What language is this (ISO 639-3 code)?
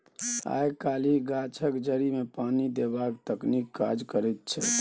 mai